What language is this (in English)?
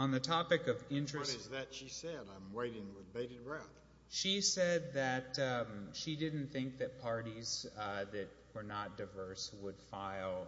English